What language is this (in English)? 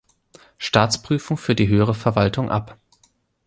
German